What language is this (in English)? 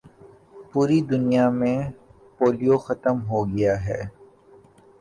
Urdu